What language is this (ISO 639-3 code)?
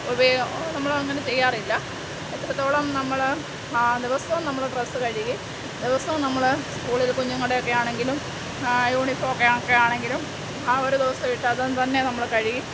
mal